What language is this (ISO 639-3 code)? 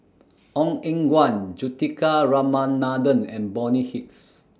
eng